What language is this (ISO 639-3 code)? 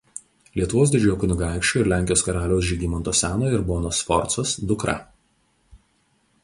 lit